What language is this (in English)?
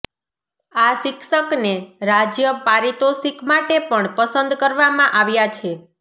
Gujarati